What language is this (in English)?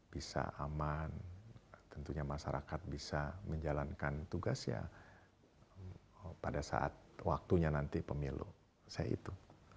Indonesian